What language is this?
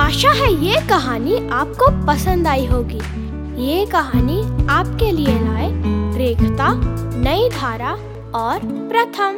Hindi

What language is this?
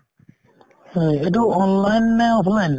Assamese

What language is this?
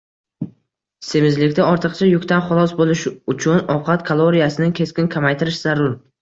Uzbek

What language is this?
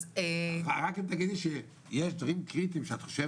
Hebrew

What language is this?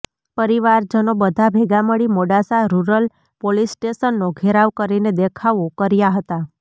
Gujarati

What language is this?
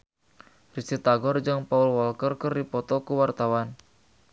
Sundanese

